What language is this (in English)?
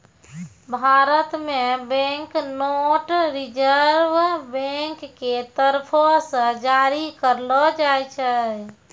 Maithili